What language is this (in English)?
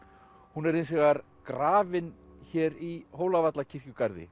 Icelandic